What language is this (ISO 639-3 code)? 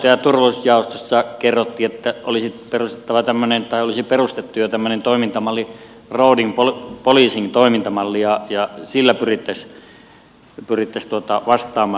fin